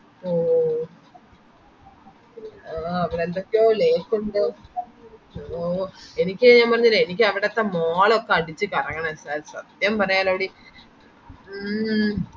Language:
Malayalam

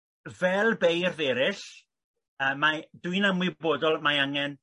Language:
Welsh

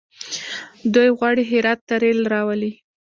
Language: Pashto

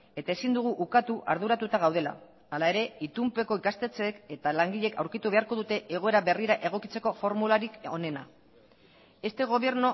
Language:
Basque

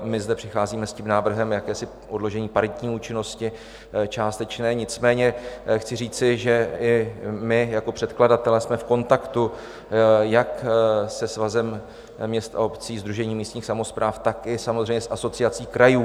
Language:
Czech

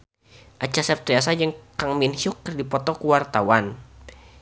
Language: Sundanese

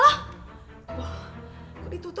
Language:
Indonesian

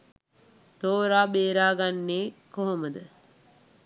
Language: Sinhala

